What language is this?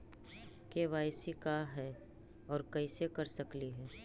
Magahi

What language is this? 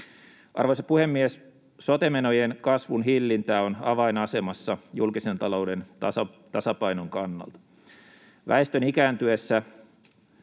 Finnish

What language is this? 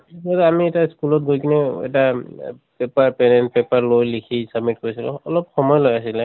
Assamese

